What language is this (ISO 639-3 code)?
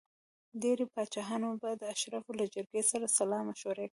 pus